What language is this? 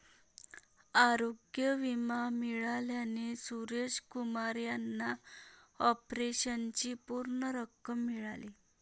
Marathi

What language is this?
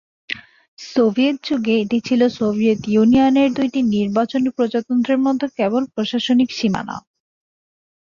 Bangla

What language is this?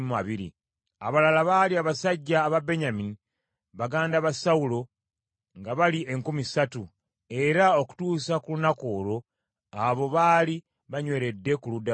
Ganda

